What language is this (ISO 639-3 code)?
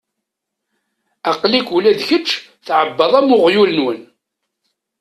kab